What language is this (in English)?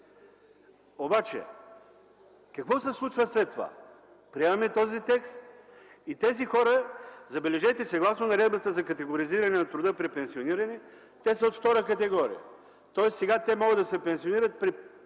Bulgarian